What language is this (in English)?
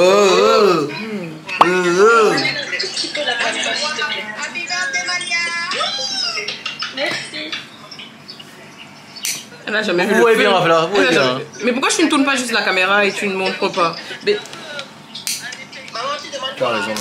French